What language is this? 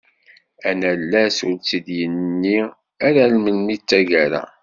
Kabyle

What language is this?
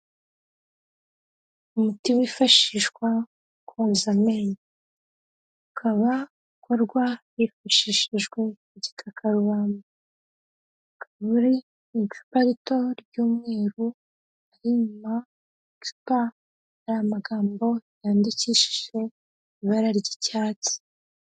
Kinyarwanda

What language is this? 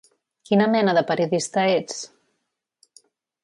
Catalan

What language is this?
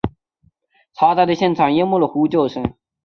Chinese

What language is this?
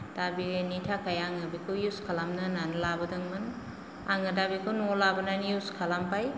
Bodo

